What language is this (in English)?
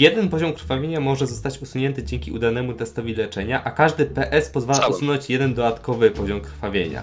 Polish